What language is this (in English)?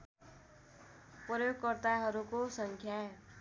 Nepali